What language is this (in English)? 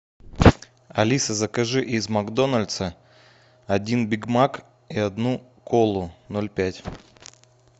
Russian